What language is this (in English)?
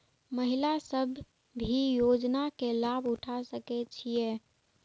Maithili